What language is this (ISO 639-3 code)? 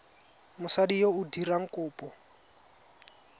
tsn